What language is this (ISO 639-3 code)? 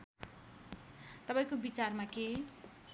nep